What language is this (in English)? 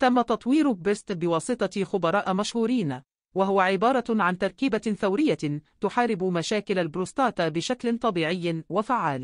Arabic